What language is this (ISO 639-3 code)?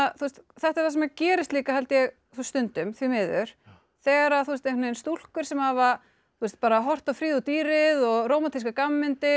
isl